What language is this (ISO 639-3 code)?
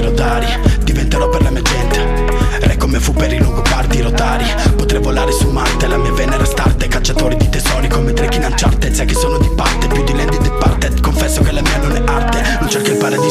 ita